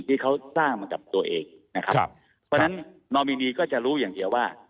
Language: Thai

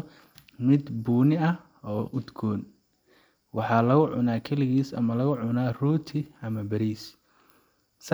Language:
Somali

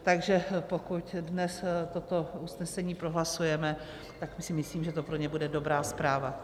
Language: Czech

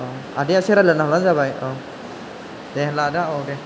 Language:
Bodo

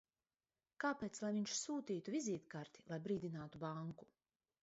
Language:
Latvian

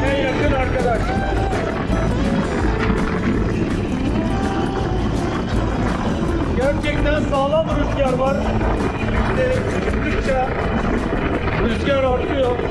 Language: Turkish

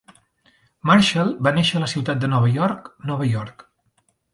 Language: Catalan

